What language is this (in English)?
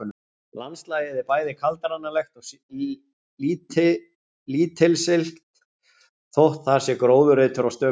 Icelandic